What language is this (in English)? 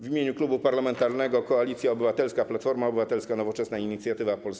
Polish